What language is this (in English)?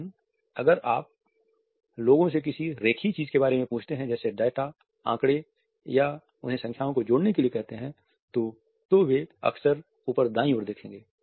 Hindi